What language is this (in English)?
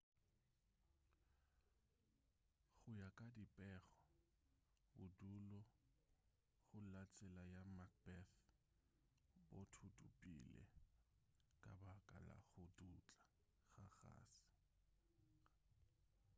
Northern Sotho